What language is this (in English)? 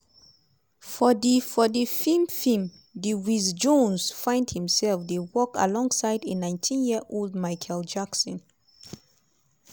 Nigerian Pidgin